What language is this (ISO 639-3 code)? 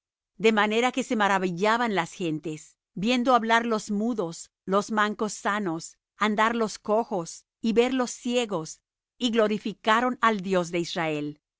spa